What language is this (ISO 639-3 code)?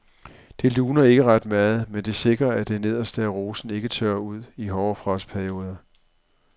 dan